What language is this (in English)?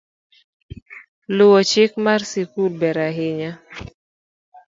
Luo (Kenya and Tanzania)